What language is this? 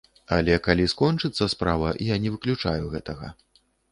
Belarusian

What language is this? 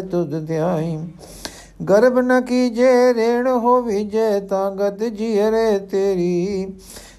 Punjabi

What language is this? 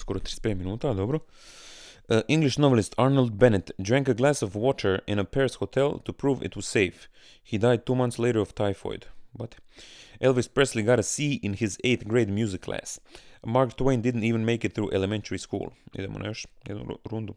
Croatian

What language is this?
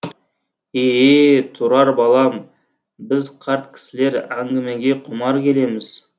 Kazakh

